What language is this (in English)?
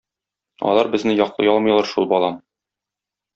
Tatar